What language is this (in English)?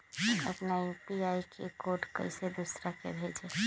Magahi